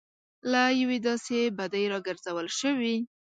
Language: Pashto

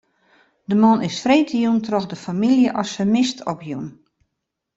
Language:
Western Frisian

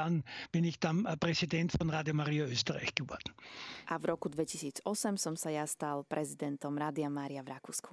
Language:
Slovak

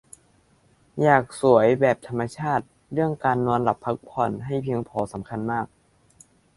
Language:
Thai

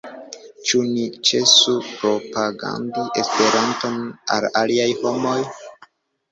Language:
Esperanto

